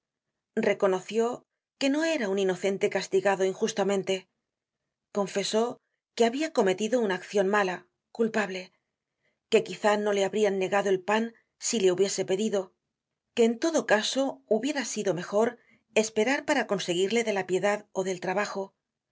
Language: Spanish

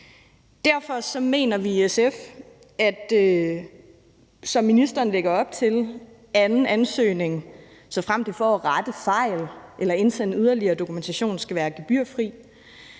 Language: Danish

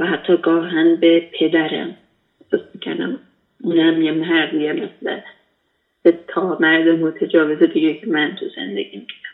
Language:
Persian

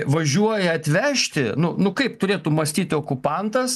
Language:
Lithuanian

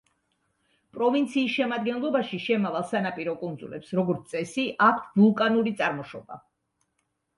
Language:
Georgian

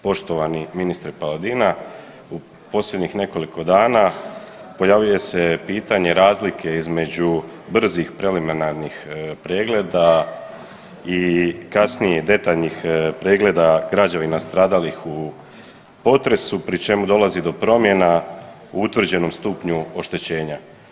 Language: Croatian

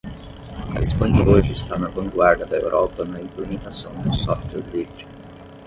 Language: Portuguese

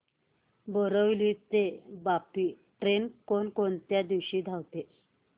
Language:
Marathi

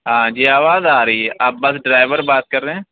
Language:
Urdu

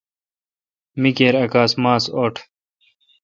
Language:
Kalkoti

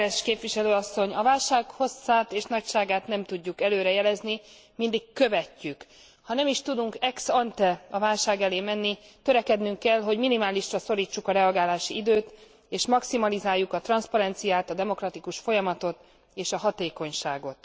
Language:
Hungarian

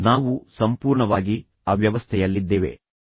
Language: Kannada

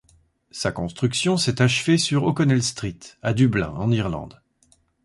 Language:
French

